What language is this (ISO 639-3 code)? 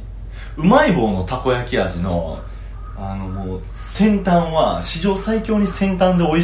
jpn